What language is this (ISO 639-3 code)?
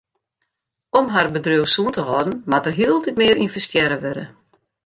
fry